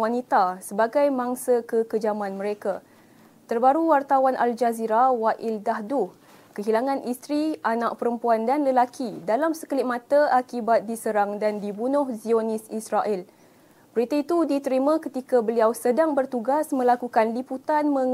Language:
Malay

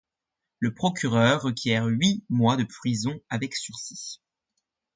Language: French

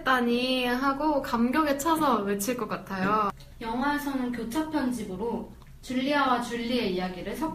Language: Korean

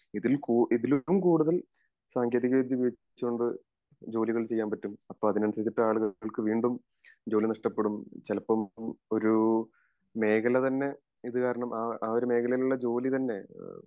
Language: Malayalam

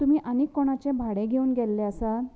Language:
Konkani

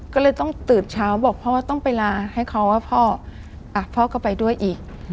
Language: Thai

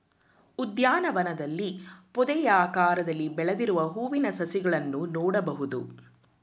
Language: Kannada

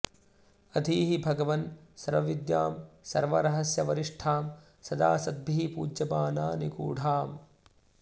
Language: Sanskrit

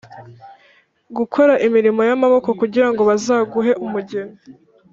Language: Kinyarwanda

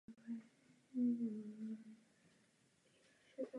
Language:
Czech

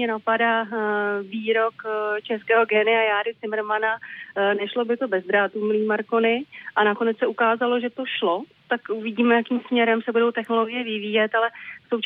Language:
Czech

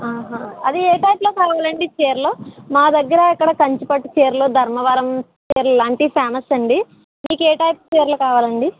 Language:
Telugu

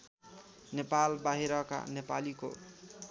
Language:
Nepali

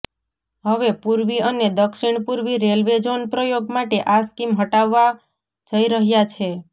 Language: Gujarati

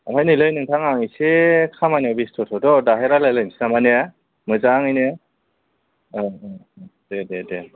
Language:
Bodo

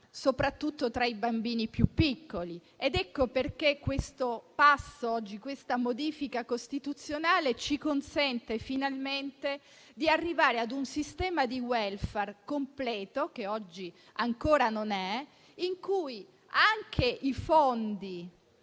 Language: Italian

